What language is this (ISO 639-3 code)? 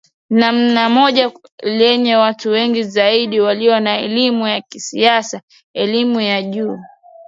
swa